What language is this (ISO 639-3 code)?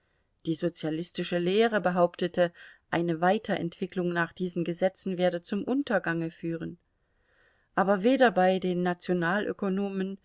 deu